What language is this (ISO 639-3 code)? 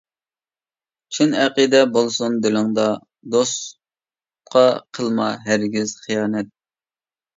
uig